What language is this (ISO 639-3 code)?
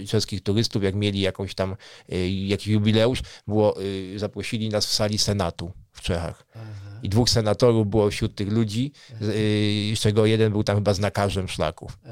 pol